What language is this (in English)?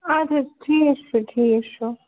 Kashmiri